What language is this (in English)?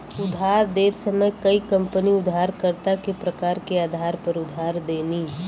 Bhojpuri